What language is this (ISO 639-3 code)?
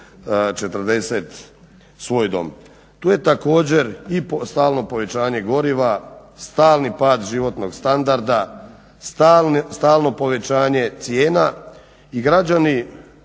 hrv